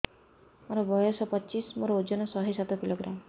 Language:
Odia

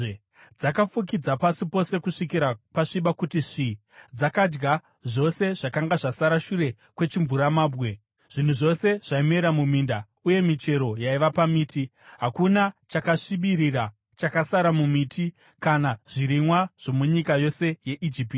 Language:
Shona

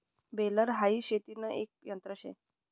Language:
Marathi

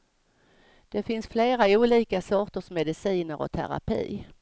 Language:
Swedish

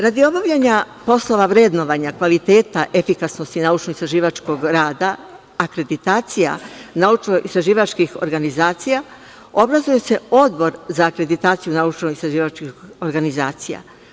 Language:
Serbian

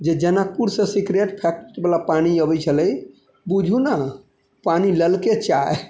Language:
Maithili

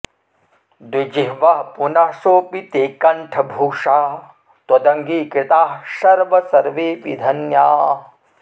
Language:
Sanskrit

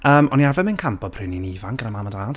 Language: Welsh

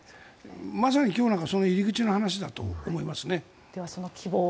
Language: Japanese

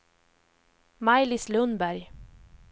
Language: Swedish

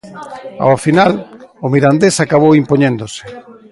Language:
Galician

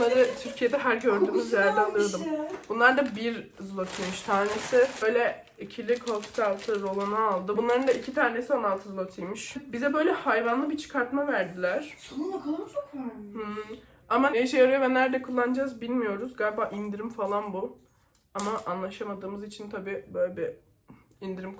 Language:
Turkish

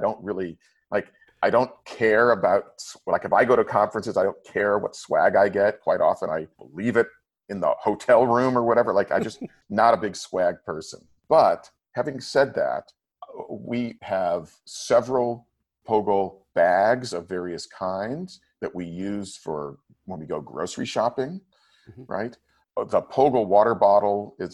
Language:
English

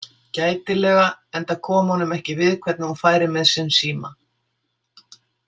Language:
Icelandic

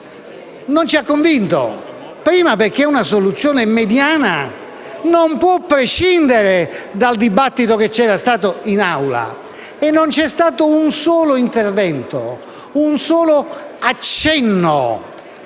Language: Italian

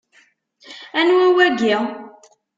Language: Kabyle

